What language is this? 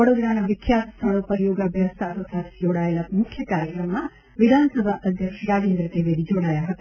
Gujarati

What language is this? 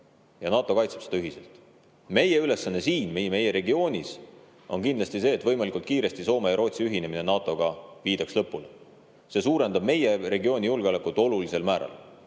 Estonian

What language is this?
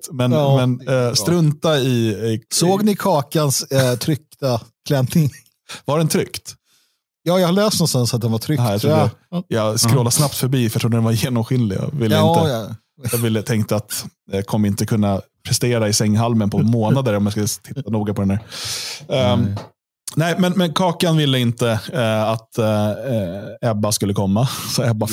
Swedish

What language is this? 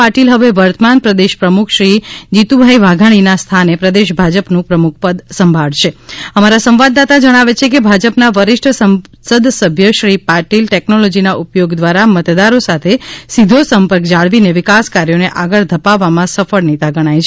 Gujarati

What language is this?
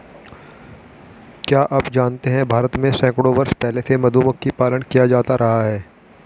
Hindi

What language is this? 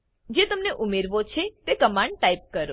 Gujarati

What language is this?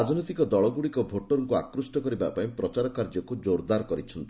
Odia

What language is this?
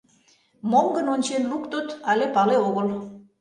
Mari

